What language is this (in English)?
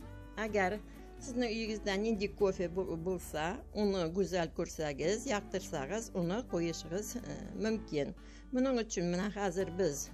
Turkish